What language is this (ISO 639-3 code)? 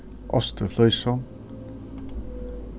fao